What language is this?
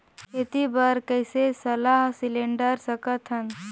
Chhattisgarhi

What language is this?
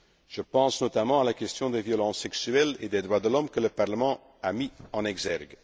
French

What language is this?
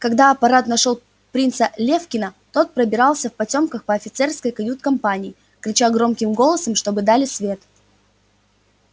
Russian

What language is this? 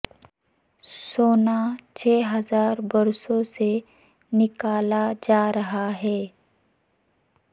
Urdu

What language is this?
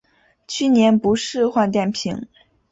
Chinese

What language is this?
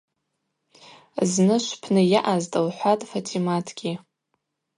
Abaza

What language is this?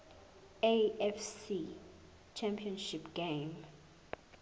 Zulu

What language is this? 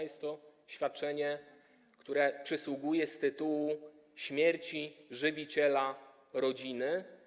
Polish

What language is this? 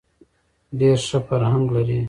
Pashto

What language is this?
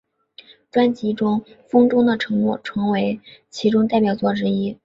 Chinese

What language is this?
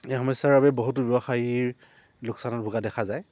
Assamese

